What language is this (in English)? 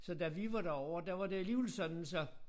Danish